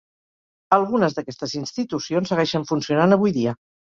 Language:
Catalan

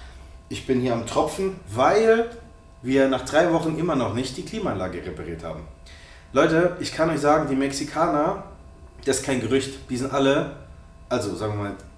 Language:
German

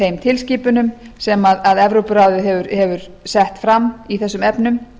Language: Icelandic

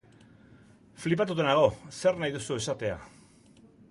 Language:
Basque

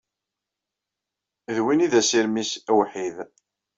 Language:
Kabyle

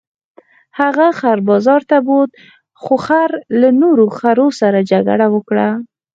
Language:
Pashto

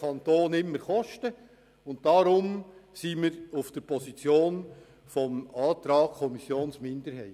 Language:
Swiss German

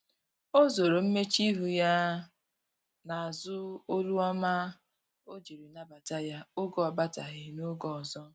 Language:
Igbo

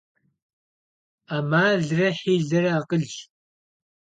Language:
Kabardian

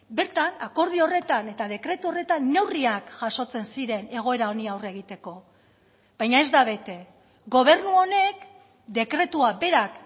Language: Basque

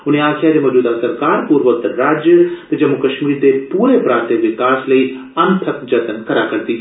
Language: Dogri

